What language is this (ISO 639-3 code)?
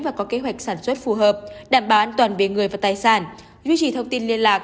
vie